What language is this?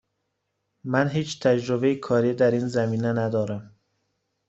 Persian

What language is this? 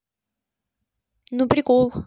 Russian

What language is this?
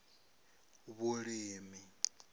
Venda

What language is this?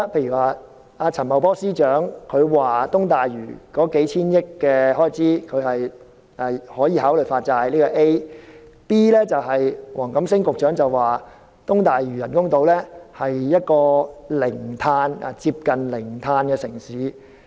Cantonese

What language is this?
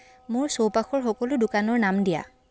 Assamese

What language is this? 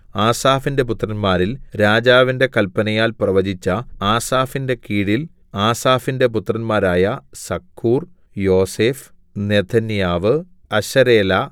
Malayalam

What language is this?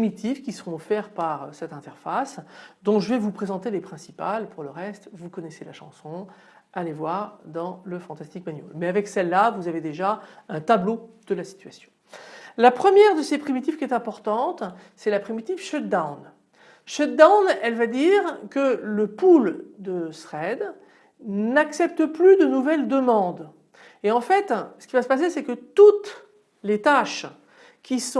French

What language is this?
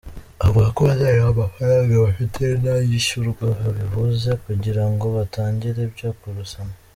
Kinyarwanda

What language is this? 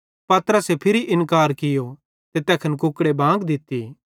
Bhadrawahi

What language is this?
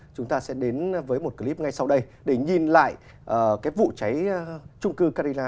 Vietnamese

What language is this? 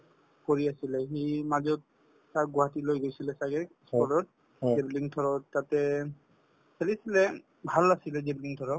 Assamese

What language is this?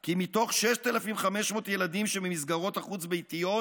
Hebrew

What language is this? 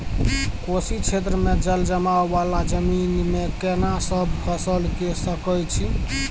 Maithili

